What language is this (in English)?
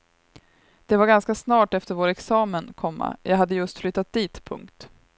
Swedish